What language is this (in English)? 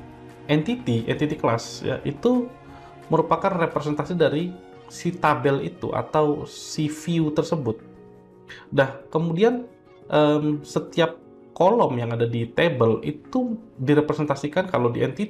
Indonesian